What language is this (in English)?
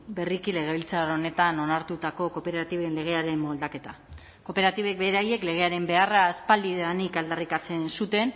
Basque